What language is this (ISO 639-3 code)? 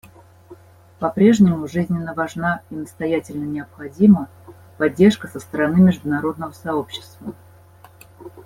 rus